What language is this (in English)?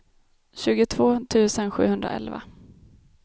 Swedish